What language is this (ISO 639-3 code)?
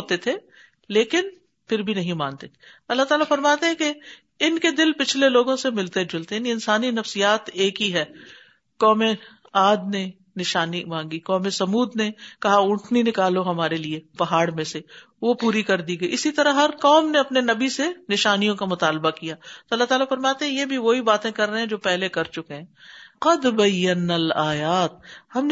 urd